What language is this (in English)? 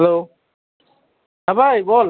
Bangla